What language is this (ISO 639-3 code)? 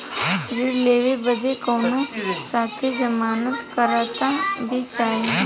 bho